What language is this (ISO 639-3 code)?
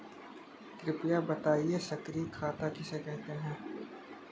hin